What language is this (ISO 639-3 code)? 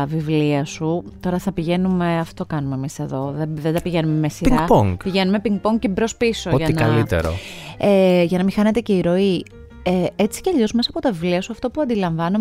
ell